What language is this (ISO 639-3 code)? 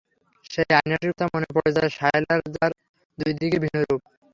ben